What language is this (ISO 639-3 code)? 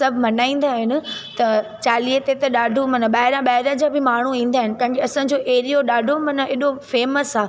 snd